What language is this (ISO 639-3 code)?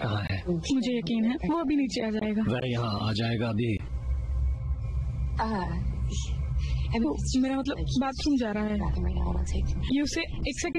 hin